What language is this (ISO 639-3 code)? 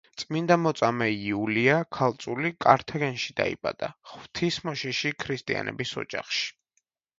kat